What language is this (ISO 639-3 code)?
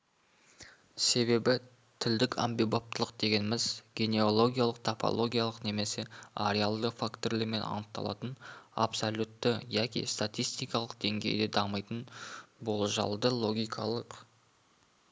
kaz